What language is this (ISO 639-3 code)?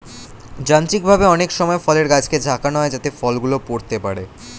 ben